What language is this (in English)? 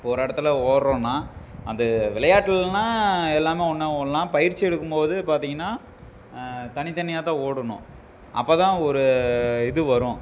Tamil